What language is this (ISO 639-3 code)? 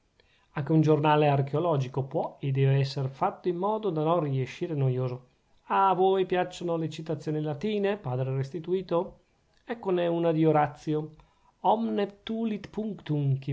ita